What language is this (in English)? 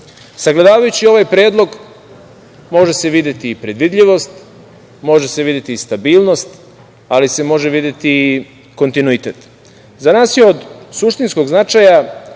Serbian